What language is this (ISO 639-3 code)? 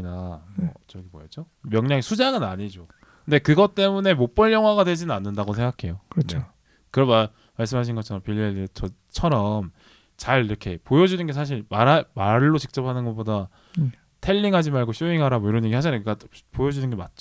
kor